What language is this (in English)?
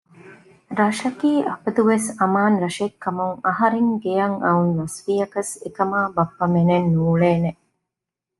Divehi